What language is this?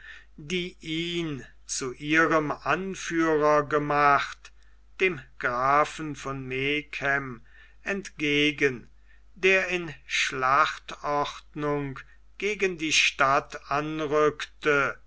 German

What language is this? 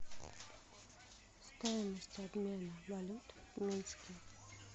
Russian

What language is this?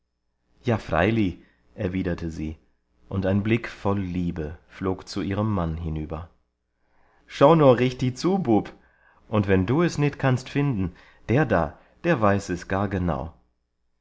German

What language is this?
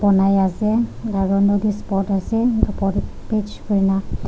Naga Pidgin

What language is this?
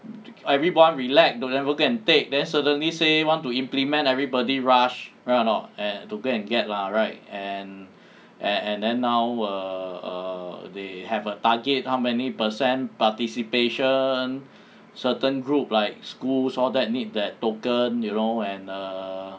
English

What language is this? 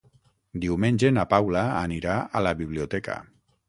Catalan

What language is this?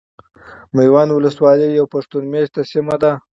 Pashto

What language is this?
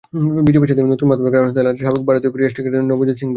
Bangla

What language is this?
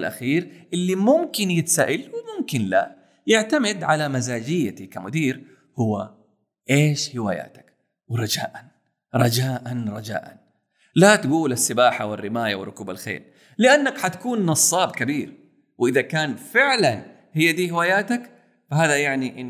Arabic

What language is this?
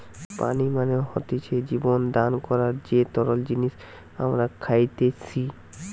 Bangla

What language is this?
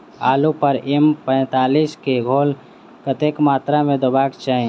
Maithili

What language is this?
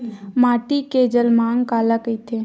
Chhattisgarhi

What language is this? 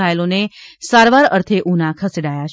Gujarati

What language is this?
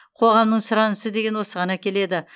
Kazakh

